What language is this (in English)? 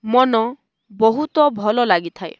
Odia